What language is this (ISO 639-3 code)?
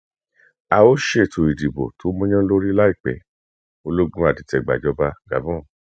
yor